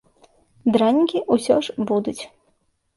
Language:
Belarusian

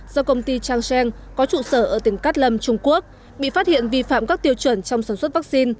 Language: Vietnamese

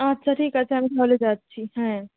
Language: Bangla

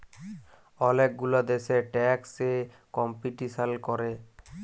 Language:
Bangla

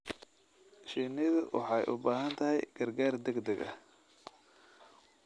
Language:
Somali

